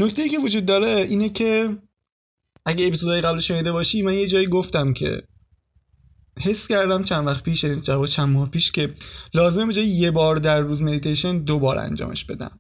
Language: Persian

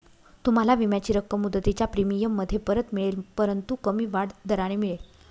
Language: Marathi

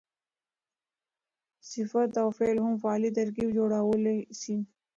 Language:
Pashto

